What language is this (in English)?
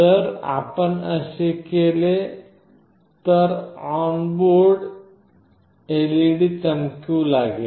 Marathi